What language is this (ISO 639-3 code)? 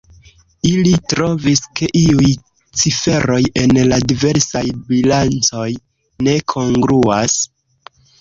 epo